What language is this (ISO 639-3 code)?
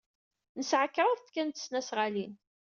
kab